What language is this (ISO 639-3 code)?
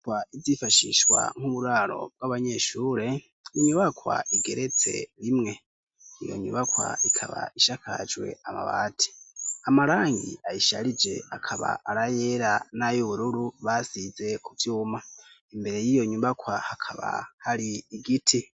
run